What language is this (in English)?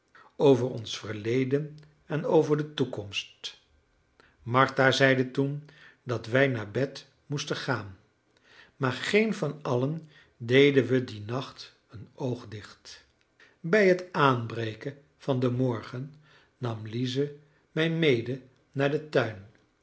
Dutch